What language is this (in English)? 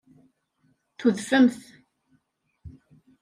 Kabyle